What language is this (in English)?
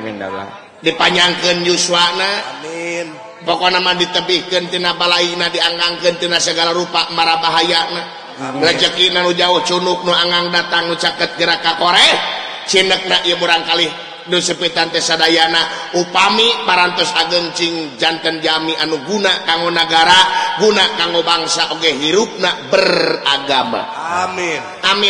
Indonesian